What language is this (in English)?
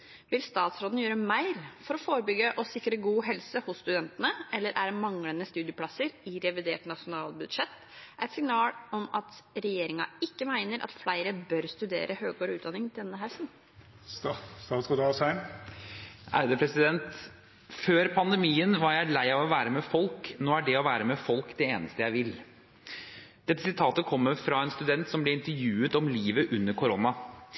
Norwegian Bokmål